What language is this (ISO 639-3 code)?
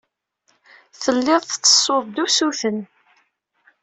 kab